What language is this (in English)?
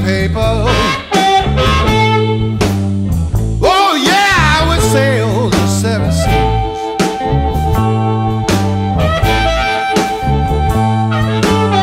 Swedish